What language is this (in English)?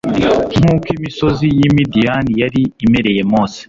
Kinyarwanda